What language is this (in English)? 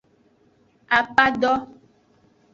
Aja (Benin)